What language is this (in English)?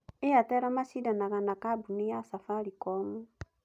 Kikuyu